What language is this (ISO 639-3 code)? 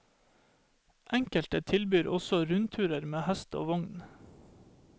nor